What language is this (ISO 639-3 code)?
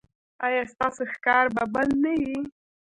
pus